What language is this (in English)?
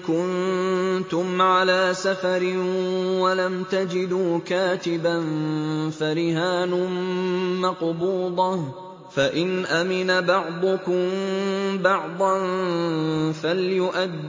Arabic